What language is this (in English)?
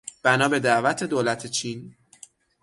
Persian